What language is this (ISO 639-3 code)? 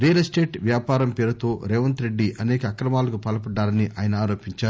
tel